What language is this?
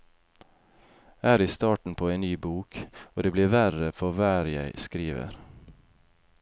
Norwegian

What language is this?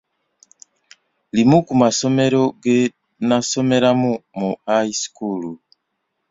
Ganda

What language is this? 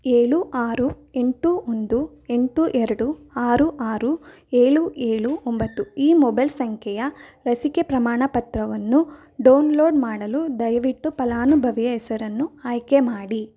Kannada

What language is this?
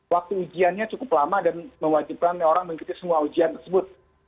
Indonesian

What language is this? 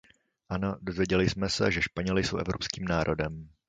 Czech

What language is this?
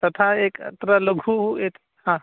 Sanskrit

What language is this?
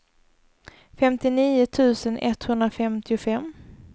Swedish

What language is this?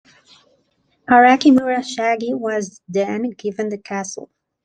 English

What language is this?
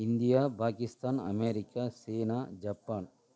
Tamil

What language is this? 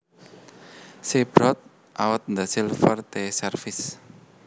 Javanese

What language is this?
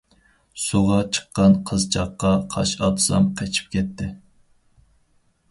Uyghur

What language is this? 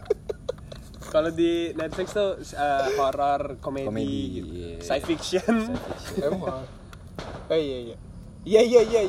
Indonesian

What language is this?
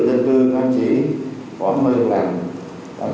Vietnamese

